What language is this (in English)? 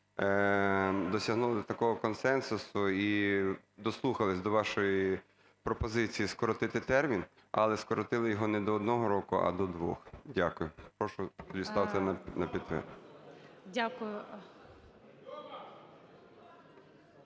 Ukrainian